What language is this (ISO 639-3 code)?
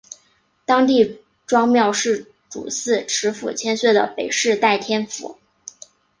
zho